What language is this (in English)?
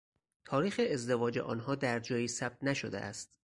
Persian